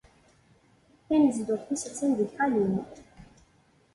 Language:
Kabyle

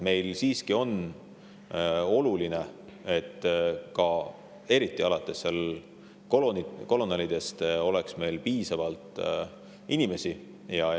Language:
Estonian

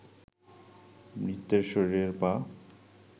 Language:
Bangla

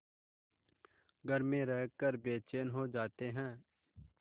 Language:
Hindi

